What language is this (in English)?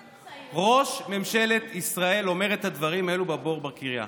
Hebrew